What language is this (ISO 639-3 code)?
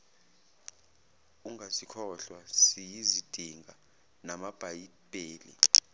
zul